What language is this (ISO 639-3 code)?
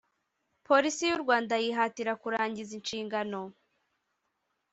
kin